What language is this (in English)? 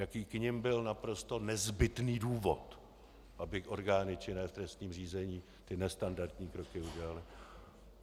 Czech